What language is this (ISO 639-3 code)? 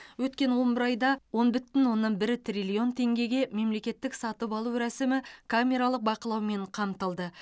kaz